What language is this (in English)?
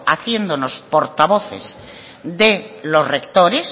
Spanish